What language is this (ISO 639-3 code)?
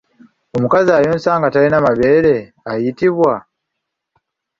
lug